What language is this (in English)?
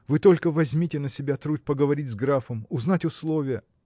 Russian